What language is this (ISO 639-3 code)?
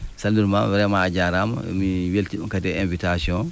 ful